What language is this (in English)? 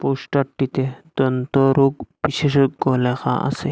Bangla